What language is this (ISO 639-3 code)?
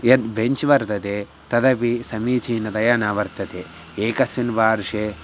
san